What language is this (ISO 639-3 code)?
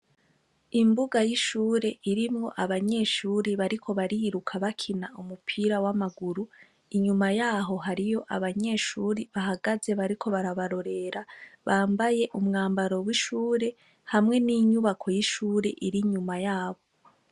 run